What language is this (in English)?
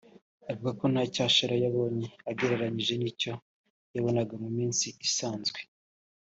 Kinyarwanda